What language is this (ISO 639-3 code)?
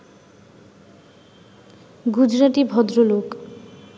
ben